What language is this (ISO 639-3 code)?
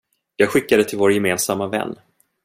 swe